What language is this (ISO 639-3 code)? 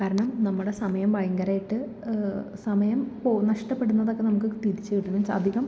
mal